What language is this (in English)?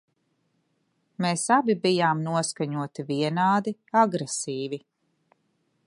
Latvian